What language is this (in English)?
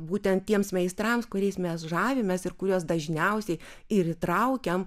Lithuanian